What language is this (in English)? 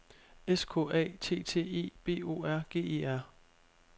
Danish